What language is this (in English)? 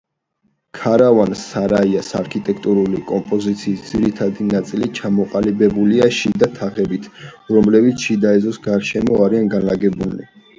Georgian